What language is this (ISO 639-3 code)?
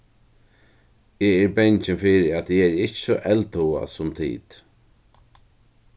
fao